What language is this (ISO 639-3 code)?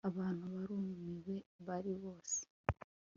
kin